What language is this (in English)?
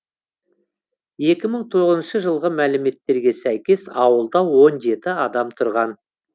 Kazakh